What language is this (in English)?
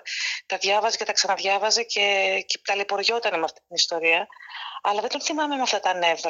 Greek